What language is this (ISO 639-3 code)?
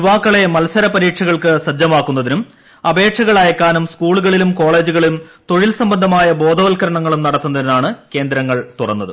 mal